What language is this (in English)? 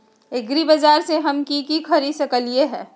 Magahi